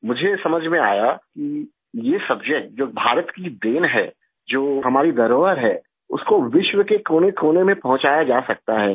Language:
Urdu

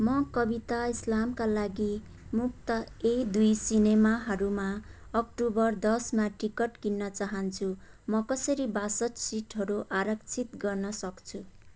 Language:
Nepali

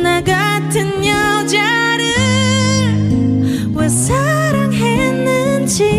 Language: Korean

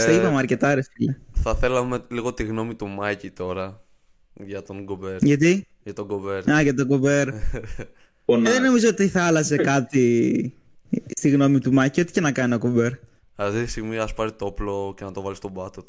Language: Greek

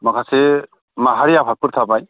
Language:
Bodo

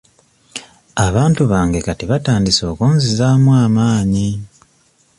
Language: Ganda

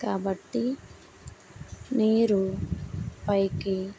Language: Telugu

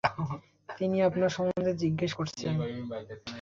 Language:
Bangla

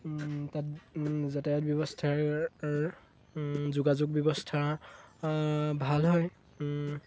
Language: Assamese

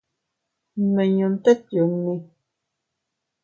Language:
Teutila Cuicatec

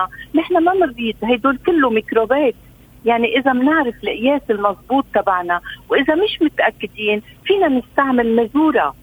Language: Arabic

